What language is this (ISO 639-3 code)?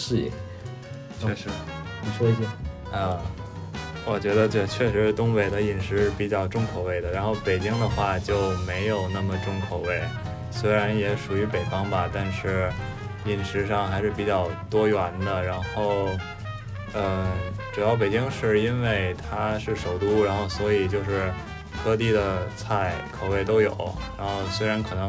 zho